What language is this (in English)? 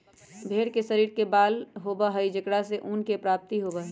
Magahi